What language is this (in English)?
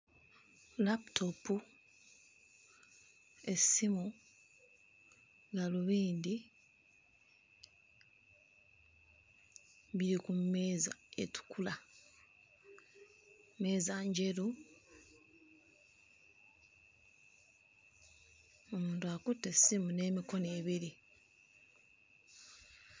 Ganda